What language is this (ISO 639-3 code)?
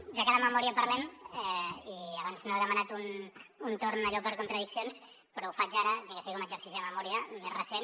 cat